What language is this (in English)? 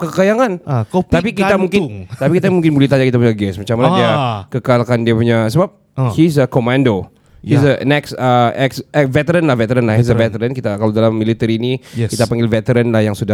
Malay